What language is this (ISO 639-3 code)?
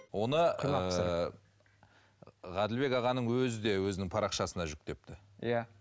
kaz